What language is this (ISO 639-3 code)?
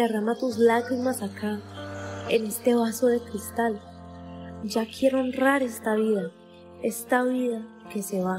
spa